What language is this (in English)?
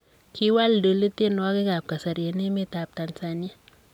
Kalenjin